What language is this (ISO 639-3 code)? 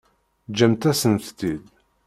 kab